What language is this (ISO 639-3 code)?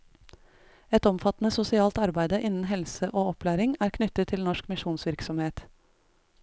nor